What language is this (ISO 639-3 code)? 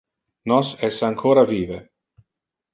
ina